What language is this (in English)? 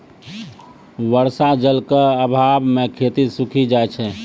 Maithili